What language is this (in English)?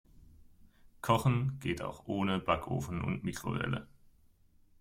German